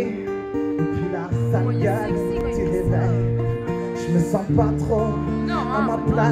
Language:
French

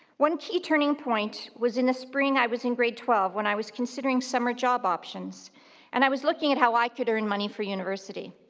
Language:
English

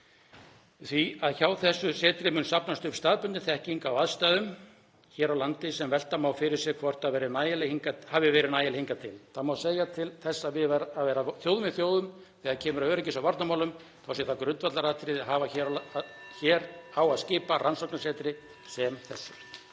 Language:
Icelandic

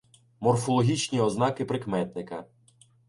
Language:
Ukrainian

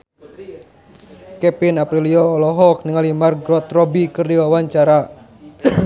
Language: Sundanese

